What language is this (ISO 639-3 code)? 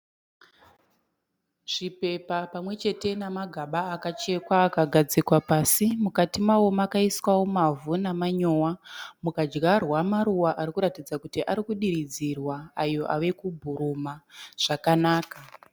sna